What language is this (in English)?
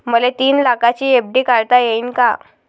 Marathi